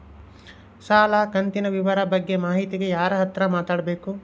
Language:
Kannada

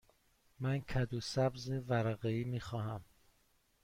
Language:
Persian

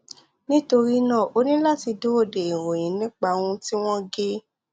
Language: Yoruba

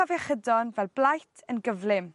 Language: Welsh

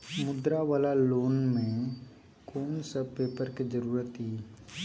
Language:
Maithili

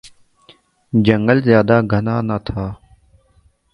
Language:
Urdu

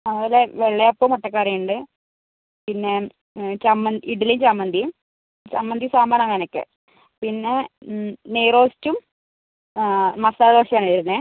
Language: Malayalam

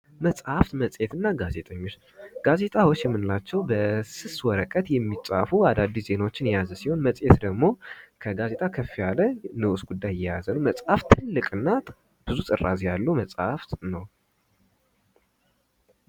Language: Amharic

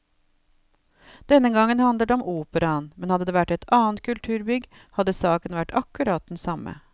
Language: Norwegian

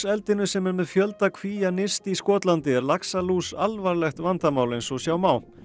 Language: Icelandic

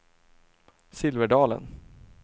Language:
Swedish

